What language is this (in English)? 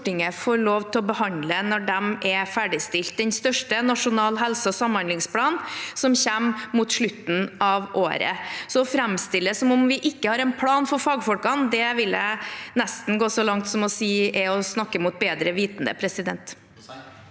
Norwegian